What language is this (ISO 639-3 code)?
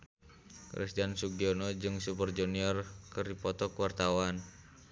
sun